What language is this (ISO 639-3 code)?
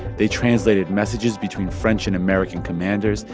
eng